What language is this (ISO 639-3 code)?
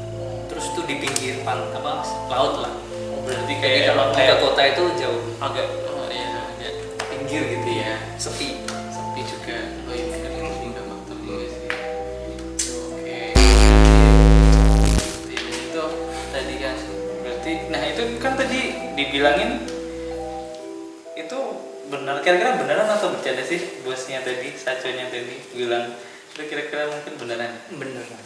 ind